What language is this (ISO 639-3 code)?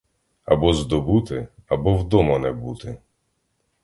ukr